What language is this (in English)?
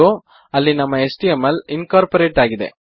Kannada